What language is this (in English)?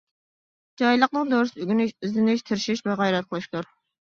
Uyghur